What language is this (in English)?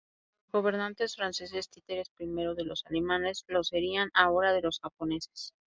Spanish